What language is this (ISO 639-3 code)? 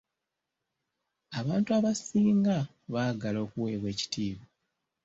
lug